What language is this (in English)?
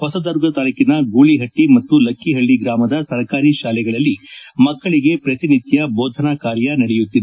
Kannada